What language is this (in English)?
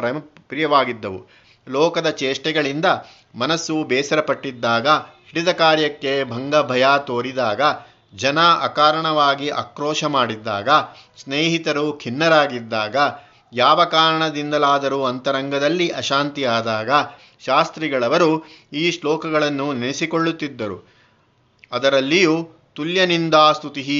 Kannada